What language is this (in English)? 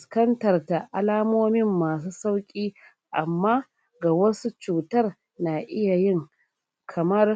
Hausa